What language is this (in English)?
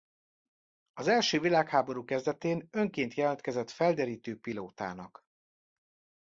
Hungarian